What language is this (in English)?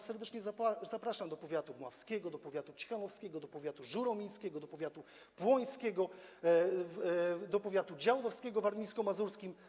Polish